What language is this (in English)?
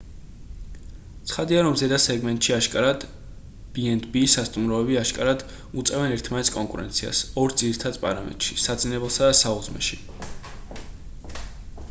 Georgian